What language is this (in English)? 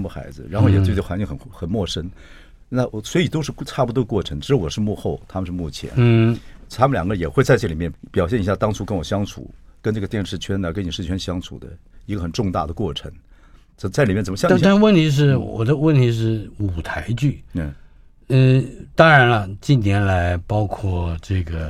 Chinese